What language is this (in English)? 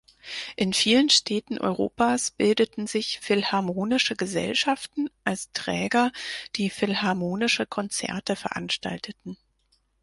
German